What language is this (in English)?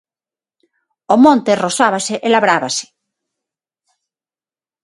Galician